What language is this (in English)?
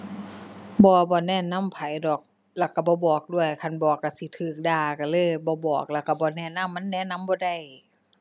Thai